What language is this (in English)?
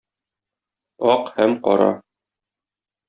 Tatar